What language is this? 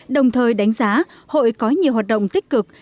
Vietnamese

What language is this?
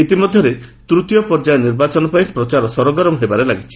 Odia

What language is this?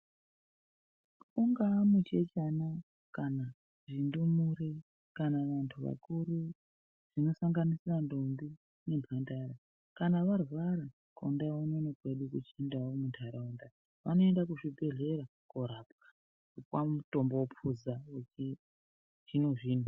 Ndau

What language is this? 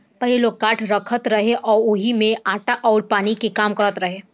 Bhojpuri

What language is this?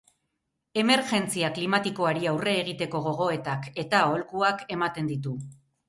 Basque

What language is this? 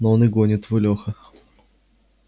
Russian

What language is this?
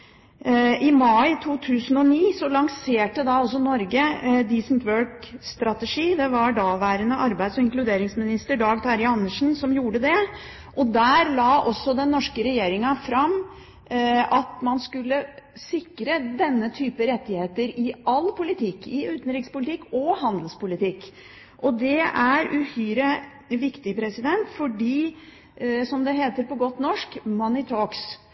Norwegian Bokmål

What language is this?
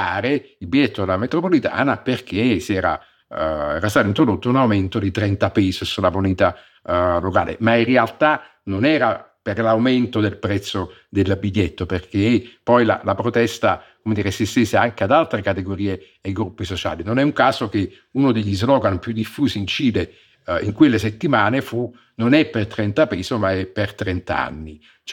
Italian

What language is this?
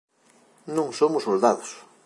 Galician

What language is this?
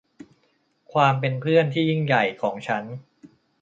Thai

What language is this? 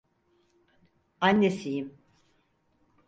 Turkish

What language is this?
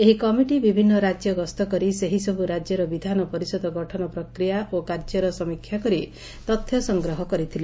Odia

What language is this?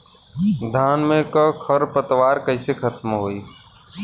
Bhojpuri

